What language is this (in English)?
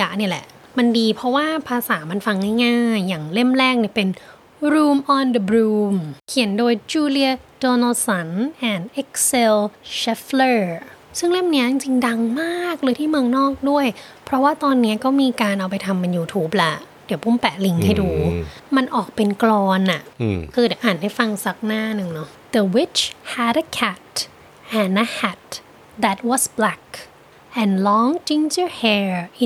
Thai